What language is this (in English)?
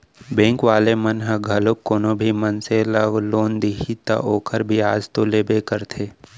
Chhattisgarhi